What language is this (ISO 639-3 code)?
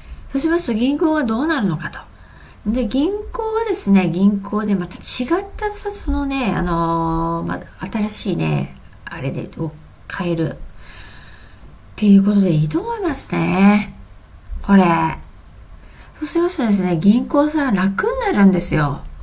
jpn